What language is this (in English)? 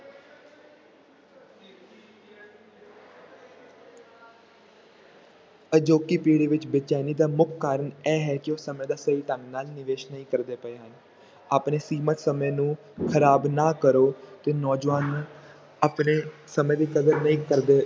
Punjabi